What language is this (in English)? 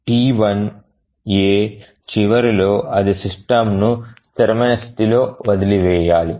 Telugu